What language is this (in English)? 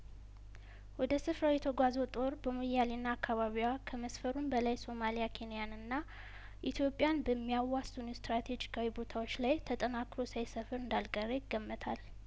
Amharic